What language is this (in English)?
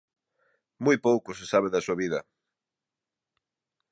Galician